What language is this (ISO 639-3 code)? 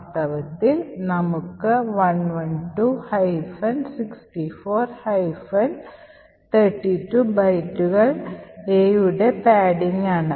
mal